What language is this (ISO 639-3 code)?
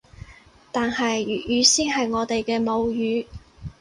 yue